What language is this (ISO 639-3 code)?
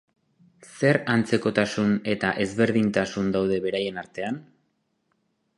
eus